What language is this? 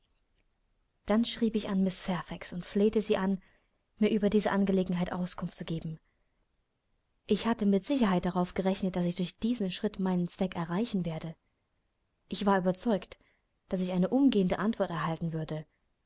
German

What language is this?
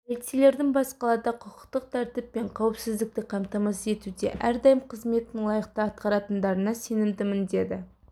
Kazakh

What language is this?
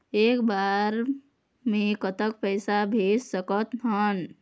Chhattisgarhi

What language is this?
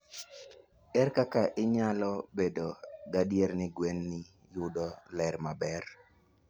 Luo (Kenya and Tanzania)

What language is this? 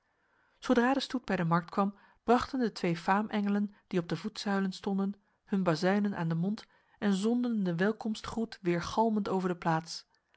Dutch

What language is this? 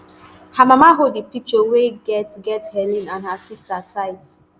Nigerian Pidgin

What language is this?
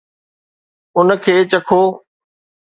Sindhi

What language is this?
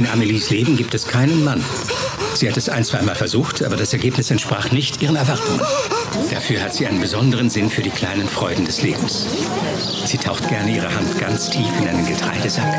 German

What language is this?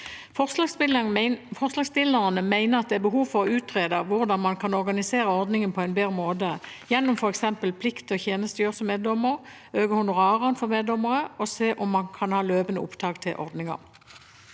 Norwegian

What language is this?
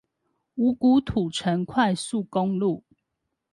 Chinese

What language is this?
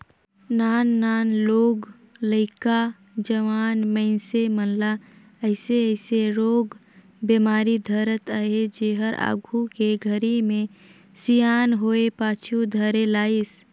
Chhattisgarhi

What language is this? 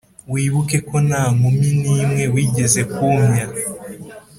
Kinyarwanda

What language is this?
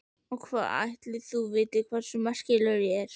Icelandic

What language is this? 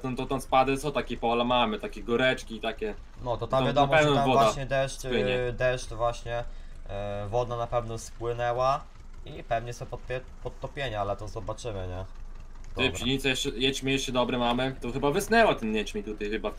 Polish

